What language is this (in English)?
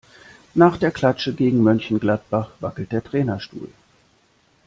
German